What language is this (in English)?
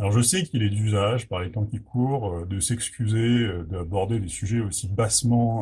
French